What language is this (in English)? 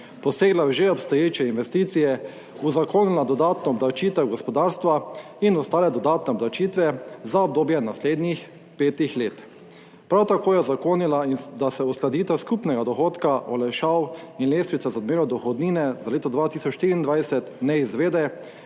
Slovenian